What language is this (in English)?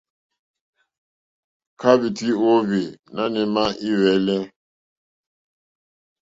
Mokpwe